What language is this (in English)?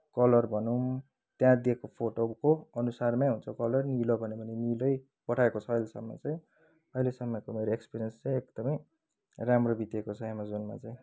Nepali